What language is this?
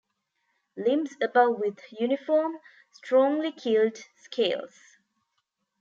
English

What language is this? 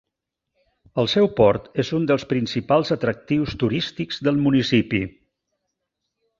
Catalan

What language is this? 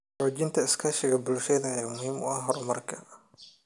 Somali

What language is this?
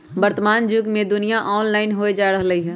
Magahi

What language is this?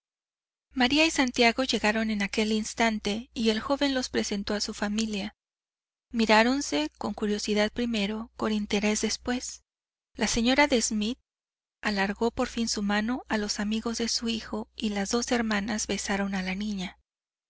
Spanish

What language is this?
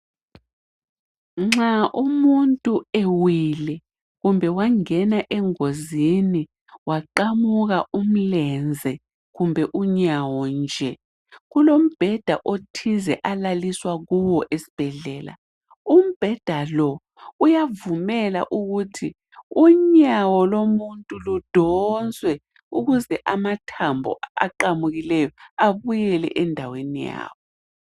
North Ndebele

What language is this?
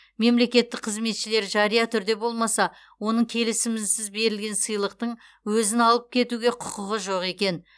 Kazakh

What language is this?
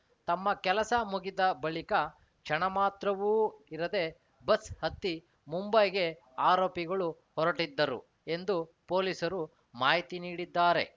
Kannada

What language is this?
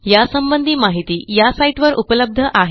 Marathi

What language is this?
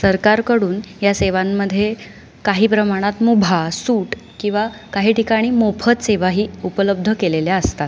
Marathi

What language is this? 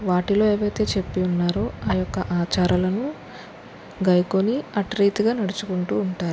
Telugu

